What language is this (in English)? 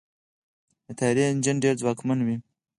Pashto